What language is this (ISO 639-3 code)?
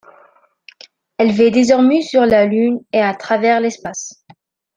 fra